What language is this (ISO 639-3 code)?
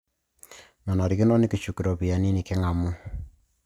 mas